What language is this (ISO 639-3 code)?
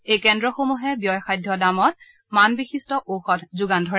asm